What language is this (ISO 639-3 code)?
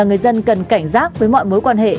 vie